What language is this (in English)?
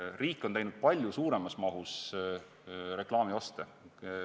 Estonian